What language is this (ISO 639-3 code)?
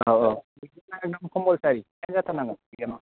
brx